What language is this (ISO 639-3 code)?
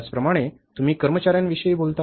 mar